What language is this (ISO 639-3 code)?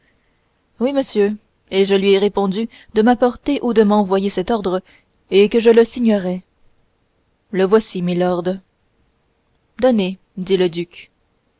fra